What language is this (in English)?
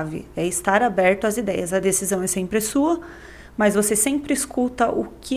Portuguese